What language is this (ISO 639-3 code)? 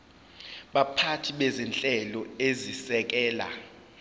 zul